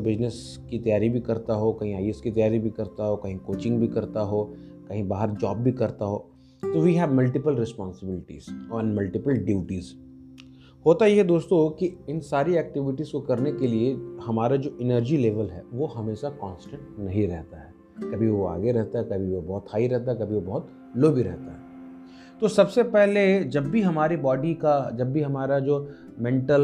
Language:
Hindi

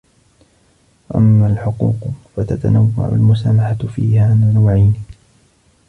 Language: Arabic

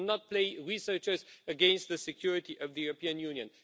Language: English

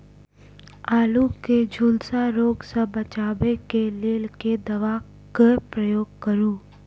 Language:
Maithili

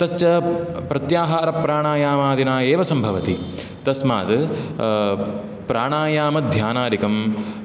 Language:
Sanskrit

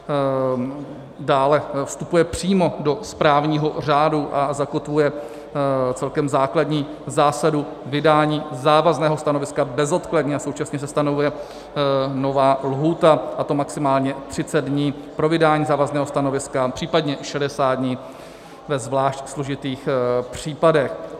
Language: Czech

